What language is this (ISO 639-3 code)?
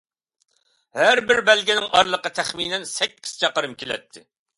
uig